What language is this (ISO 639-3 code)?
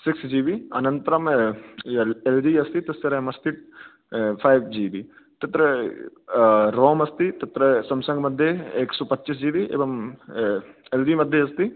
san